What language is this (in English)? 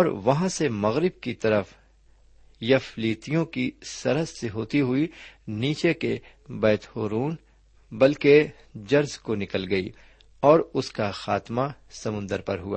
Urdu